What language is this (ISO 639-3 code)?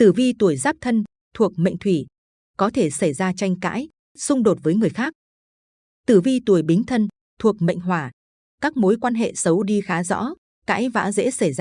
vie